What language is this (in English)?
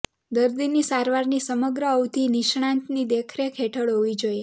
Gujarati